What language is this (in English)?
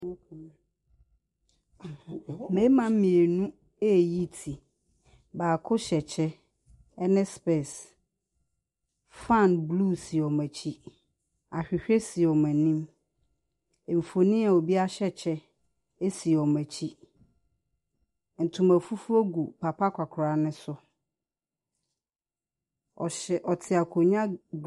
Akan